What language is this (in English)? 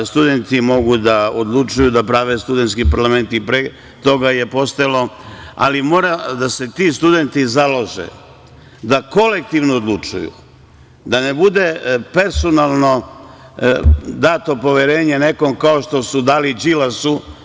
Serbian